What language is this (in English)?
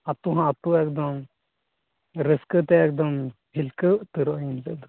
Santali